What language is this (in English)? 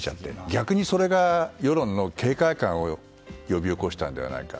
Japanese